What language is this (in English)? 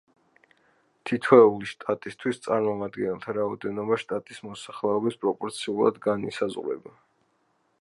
Georgian